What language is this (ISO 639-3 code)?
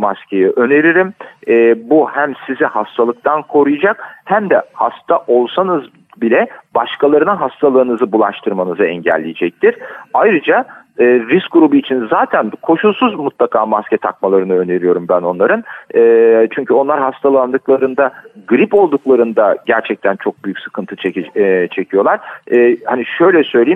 tur